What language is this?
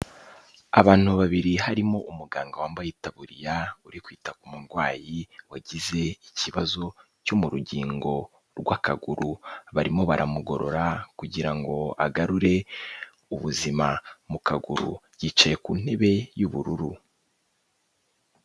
Kinyarwanda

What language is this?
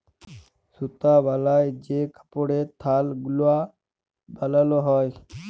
Bangla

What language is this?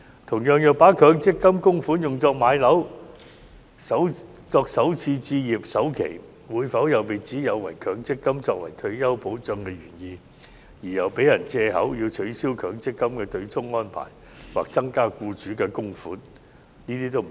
Cantonese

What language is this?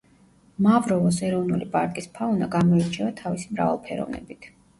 Georgian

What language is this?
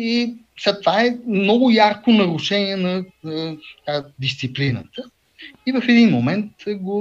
Bulgarian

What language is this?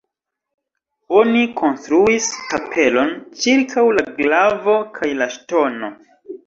Esperanto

